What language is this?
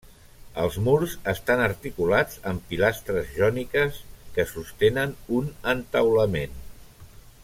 Catalan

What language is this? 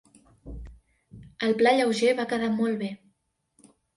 Catalan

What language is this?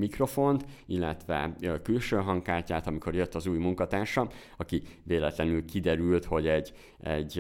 Hungarian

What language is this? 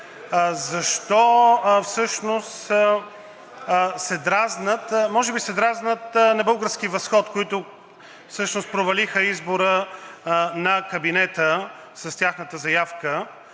Bulgarian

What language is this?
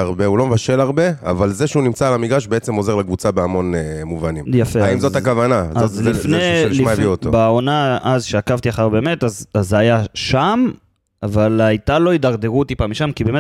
Hebrew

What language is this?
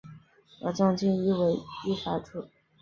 Chinese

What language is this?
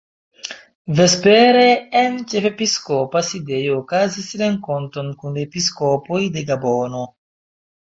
Esperanto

